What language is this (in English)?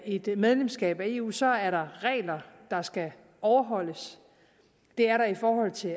Danish